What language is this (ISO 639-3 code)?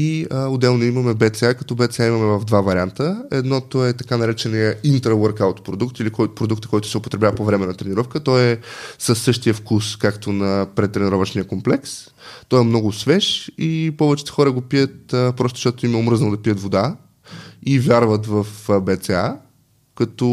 bul